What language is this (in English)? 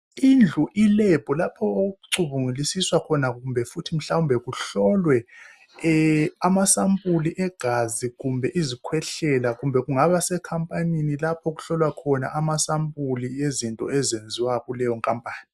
North Ndebele